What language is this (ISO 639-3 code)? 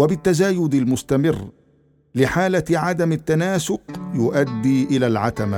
ara